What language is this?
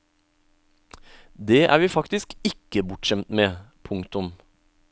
Norwegian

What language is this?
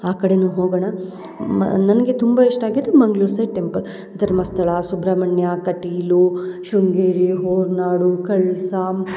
Kannada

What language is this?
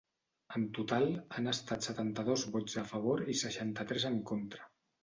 Catalan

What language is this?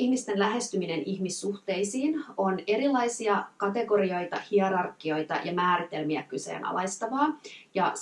Finnish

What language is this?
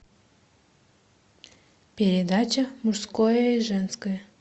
Russian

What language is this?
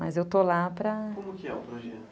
Portuguese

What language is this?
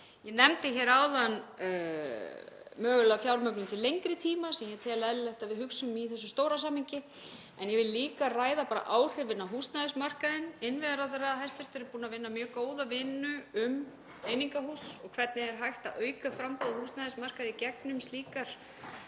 Icelandic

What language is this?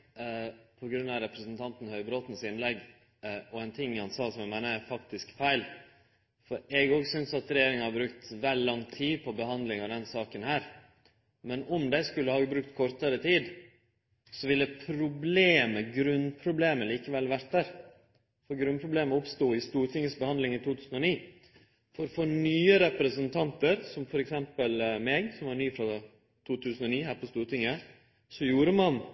Norwegian Nynorsk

